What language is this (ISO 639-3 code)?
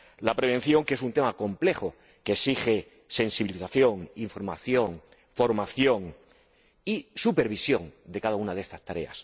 spa